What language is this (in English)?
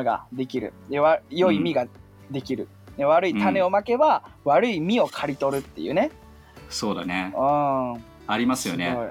Japanese